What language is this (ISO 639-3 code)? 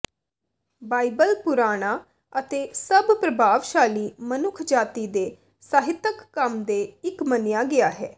pan